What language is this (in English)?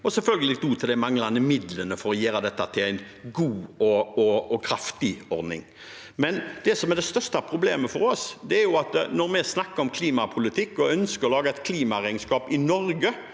Norwegian